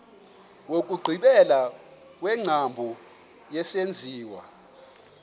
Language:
Xhosa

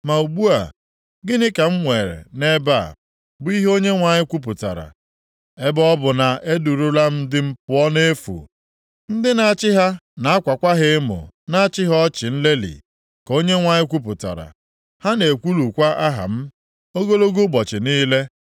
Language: Igbo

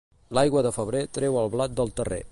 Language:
Catalan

